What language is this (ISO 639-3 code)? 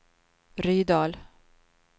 swe